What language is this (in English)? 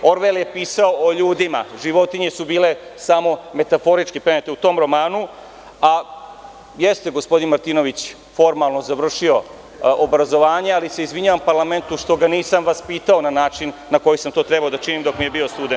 Serbian